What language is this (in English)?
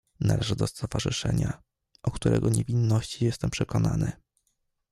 Polish